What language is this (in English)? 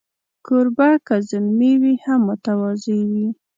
Pashto